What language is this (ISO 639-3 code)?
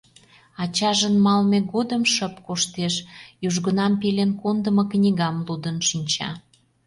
chm